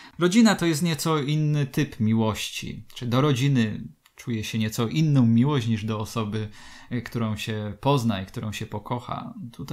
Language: Polish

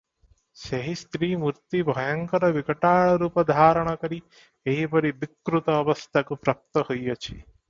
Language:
Odia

